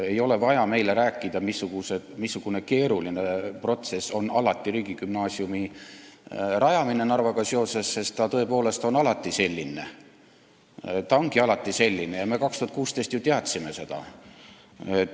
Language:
Estonian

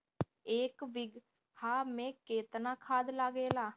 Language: Bhojpuri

